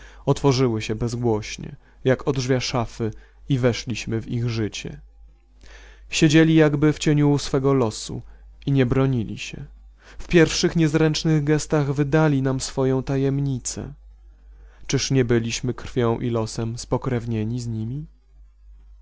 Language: Polish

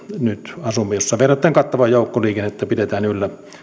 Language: Finnish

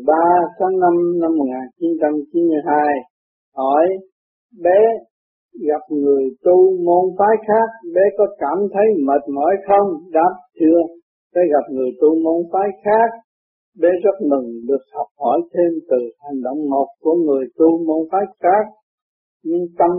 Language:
Vietnamese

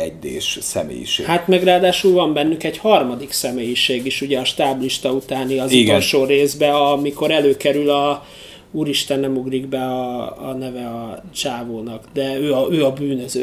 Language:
Hungarian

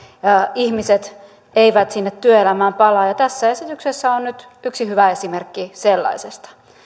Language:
Finnish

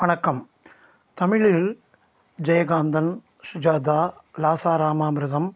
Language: Tamil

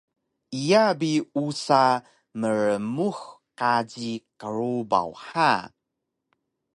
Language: Taroko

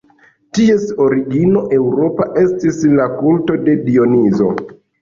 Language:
Esperanto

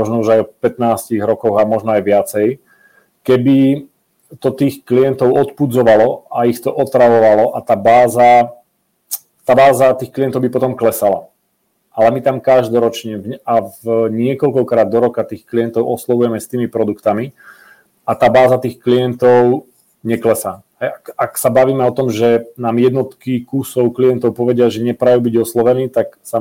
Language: Czech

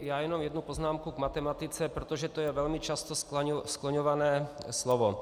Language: Czech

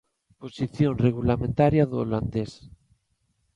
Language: Galician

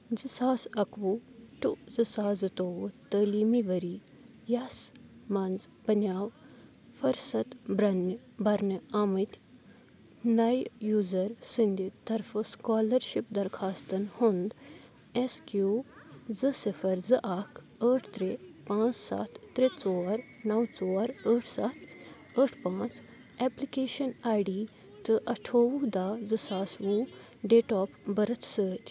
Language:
Kashmiri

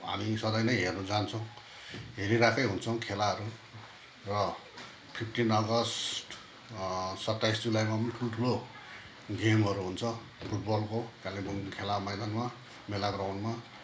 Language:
Nepali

